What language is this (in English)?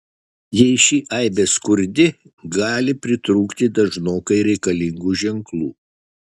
Lithuanian